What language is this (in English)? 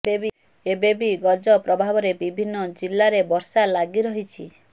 Odia